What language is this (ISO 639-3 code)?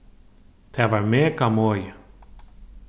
fao